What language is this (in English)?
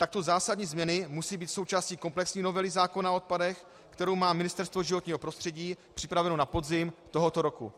Czech